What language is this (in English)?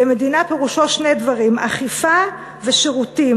Hebrew